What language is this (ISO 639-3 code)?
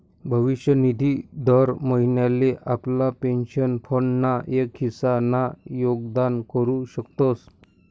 mar